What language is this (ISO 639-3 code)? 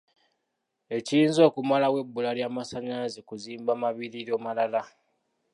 lug